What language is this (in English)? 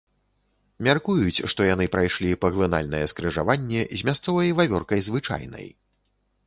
Belarusian